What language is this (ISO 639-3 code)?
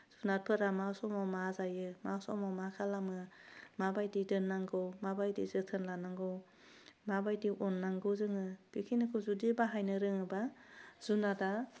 brx